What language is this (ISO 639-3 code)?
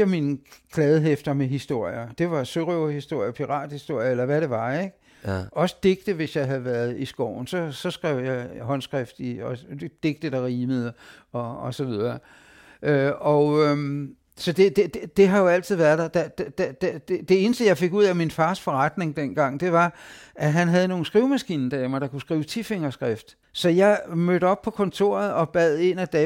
dan